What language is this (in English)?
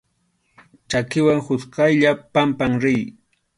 Arequipa-La Unión Quechua